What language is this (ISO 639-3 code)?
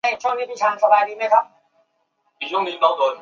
zho